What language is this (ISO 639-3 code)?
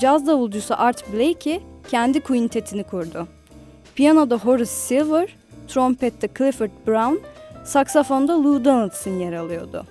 tur